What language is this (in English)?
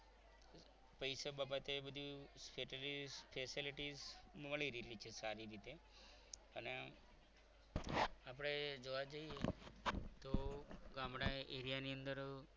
Gujarati